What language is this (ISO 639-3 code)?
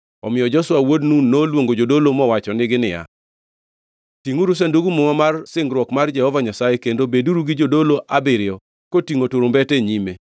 luo